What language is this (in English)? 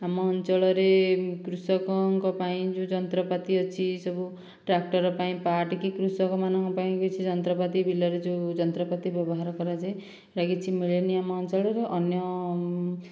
Odia